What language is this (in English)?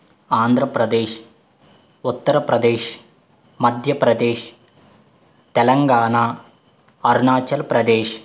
Telugu